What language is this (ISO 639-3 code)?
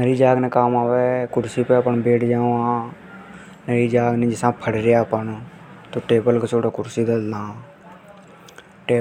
hoj